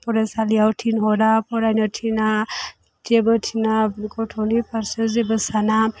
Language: Bodo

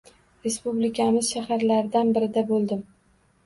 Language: Uzbek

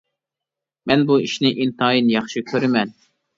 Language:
Uyghur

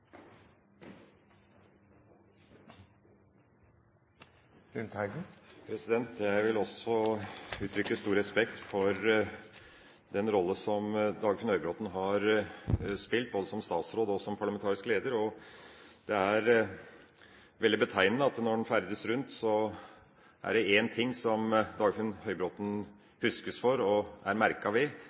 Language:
Norwegian Bokmål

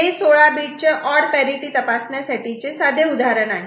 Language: Marathi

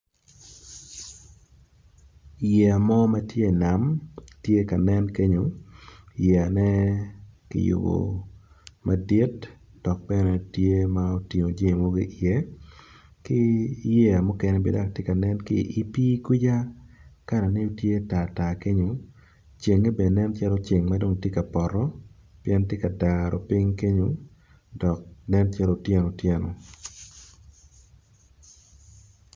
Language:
Acoli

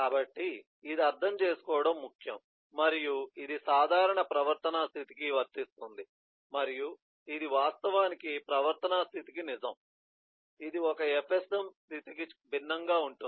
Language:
Telugu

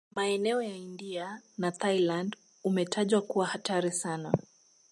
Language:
Swahili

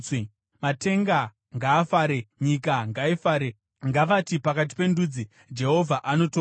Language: Shona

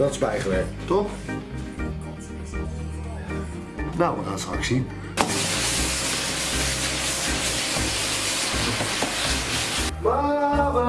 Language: Dutch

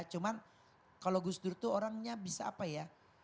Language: Indonesian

